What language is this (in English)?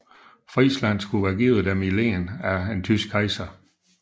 Danish